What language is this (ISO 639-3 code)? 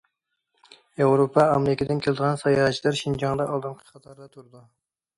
uig